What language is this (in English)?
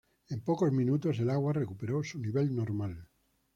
Spanish